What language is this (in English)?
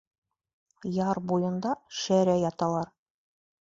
Bashkir